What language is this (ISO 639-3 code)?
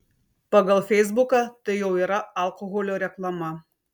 lit